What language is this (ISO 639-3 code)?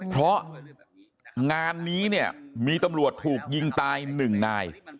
tha